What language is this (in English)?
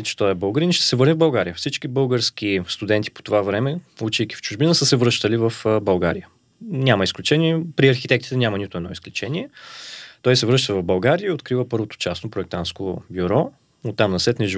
Bulgarian